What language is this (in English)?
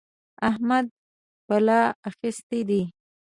Pashto